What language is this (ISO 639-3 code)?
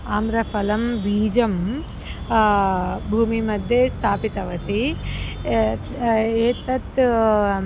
san